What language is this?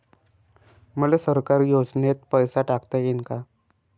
Marathi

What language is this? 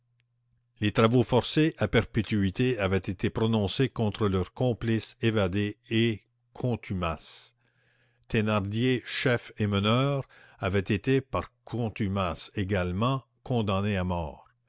French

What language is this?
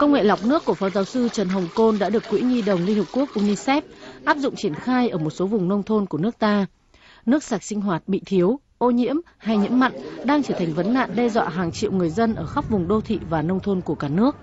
Vietnamese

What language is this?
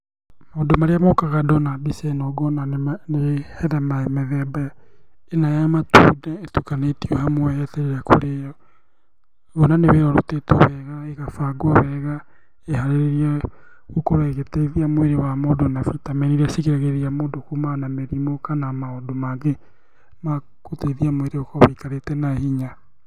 Kikuyu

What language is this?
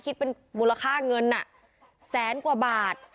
Thai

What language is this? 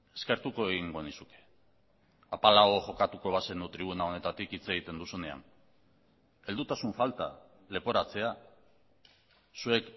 Basque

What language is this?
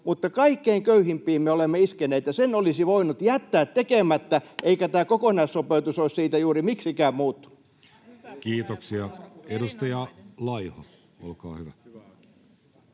Finnish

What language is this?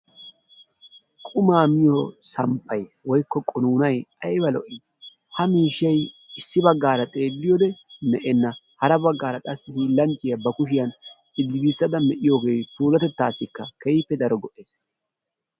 Wolaytta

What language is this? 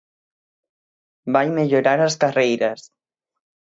Galician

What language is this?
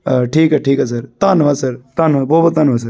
Punjabi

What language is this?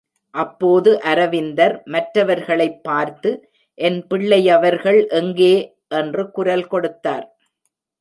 Tamil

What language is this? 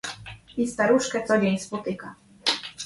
Polish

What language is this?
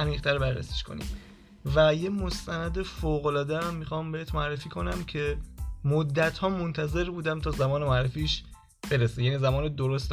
Persian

